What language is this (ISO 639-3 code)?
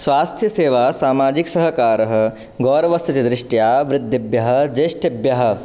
san